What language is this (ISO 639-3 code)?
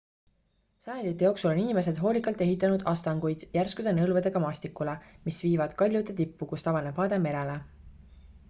est